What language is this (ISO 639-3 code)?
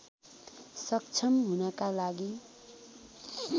nep